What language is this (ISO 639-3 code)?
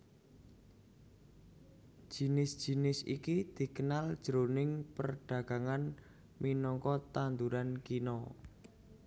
jav